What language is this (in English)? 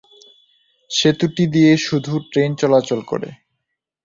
Bangla